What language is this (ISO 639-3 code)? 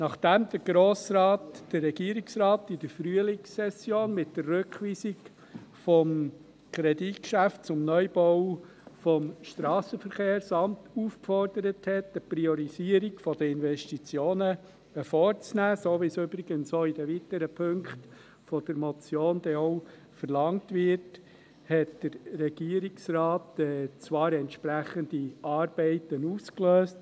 gsw